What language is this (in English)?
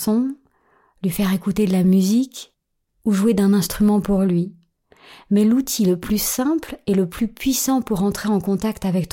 French